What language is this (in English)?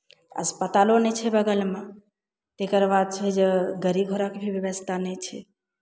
Maithili